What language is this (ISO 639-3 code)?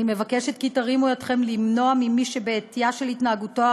heb